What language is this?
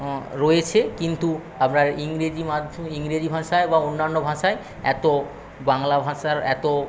Bangla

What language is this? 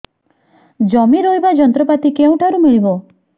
Odia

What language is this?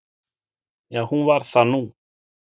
Icelandic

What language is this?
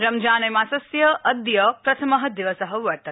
Sanskrit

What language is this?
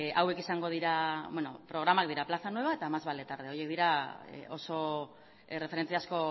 Basque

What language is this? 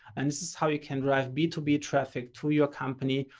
English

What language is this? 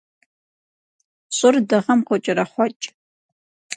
Kabardian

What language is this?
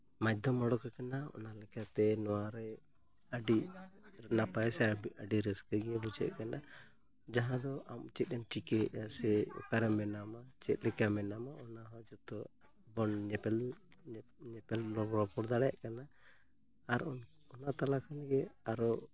Santali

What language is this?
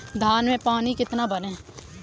Hindi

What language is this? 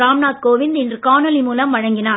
Tamil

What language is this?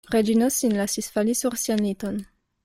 Esperanto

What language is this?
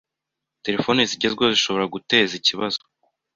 Kinyarwanda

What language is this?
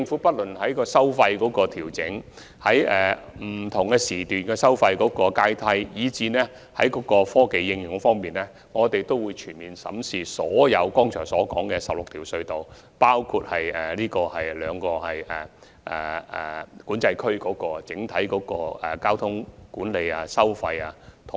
Cantonese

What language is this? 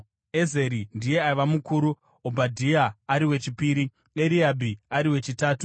Shona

